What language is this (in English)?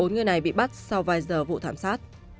Vietnamese